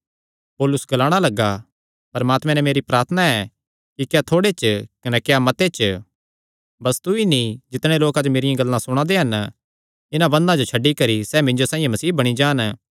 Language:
Kangri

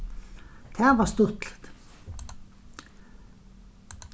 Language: Faroese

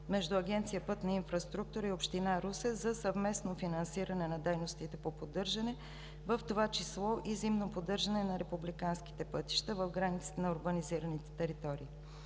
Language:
Bulgarian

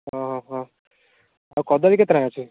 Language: Odia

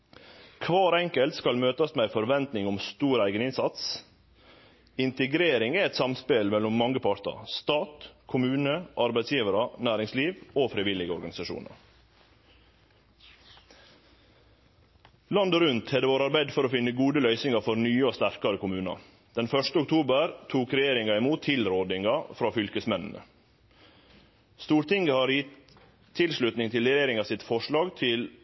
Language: Norwegian Nynorsk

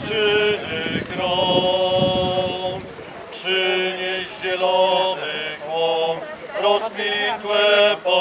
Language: Romanian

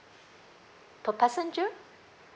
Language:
English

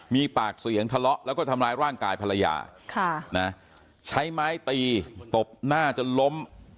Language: Thai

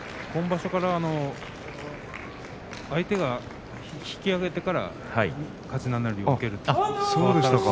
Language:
Japanese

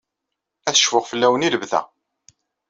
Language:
Kabyle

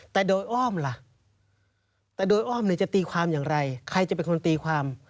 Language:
Thai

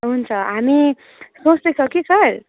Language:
Nepali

